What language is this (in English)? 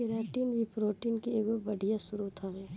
Bhojpuri